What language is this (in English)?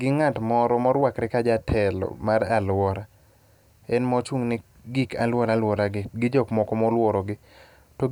Luo (Kenya and Tanzania)